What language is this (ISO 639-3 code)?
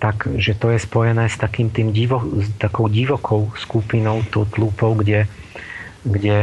slk